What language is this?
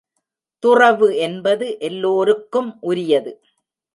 Tamil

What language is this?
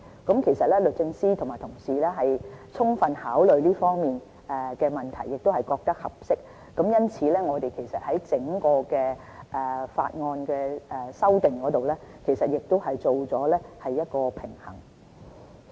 Cantonese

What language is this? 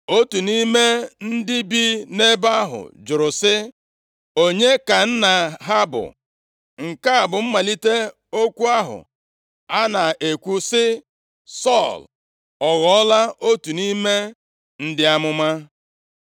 Igbo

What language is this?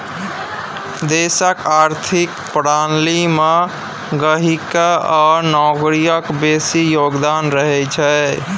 Maithili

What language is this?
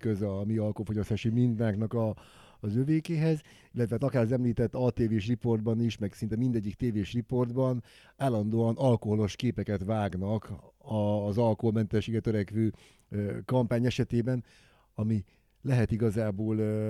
Hungarian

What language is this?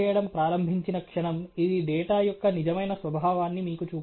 Telugu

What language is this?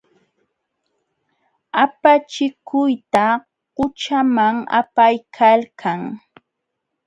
Jauja Wanca Quechua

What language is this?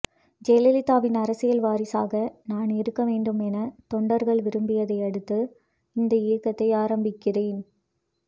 Tamil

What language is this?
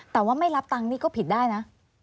Thai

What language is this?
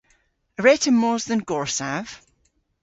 Cornish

